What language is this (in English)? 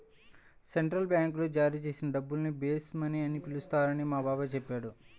Telugu